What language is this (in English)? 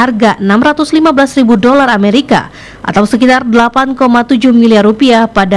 Indonesian